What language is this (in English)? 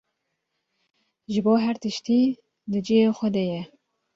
Kurdish